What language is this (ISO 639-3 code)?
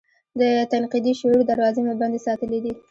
pus